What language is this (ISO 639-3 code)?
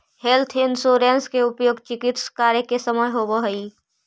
mag